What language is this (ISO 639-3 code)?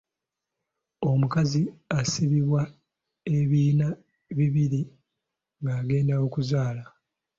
lug